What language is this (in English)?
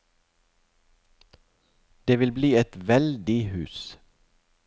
Norwegian